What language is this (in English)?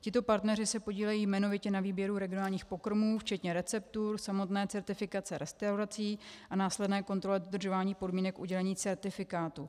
Czech